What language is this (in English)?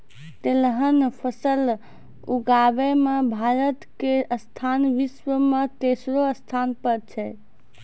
Maithili